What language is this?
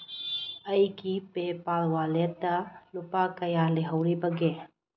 Manipuri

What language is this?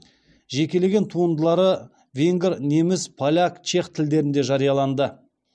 Kazakh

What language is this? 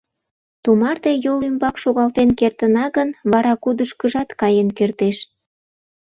Mari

